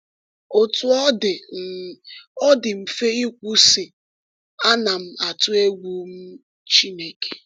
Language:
Igbo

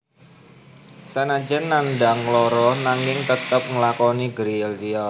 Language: Javanese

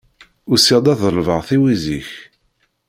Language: Kabyle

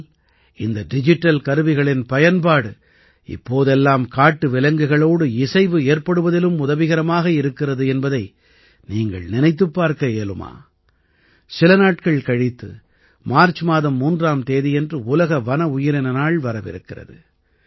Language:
Tamil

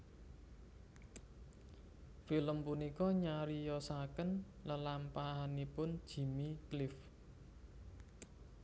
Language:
Javanese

